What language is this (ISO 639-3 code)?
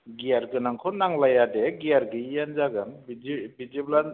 brx